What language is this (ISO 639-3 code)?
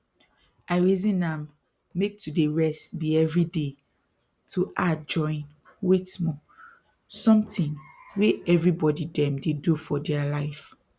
pcm